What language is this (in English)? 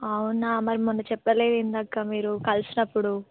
Telugu